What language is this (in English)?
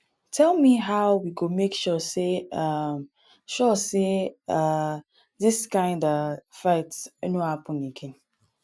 Nigerian Pidgin